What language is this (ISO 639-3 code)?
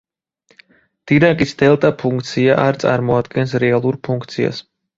kat